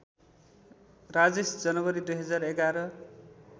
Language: Nepali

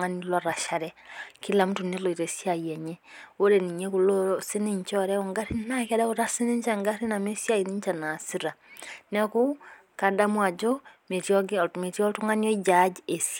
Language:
Masai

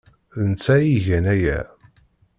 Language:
Kabyle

